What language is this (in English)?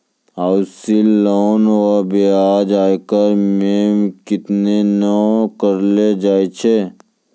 Maithili